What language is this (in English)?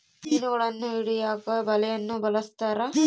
Kannada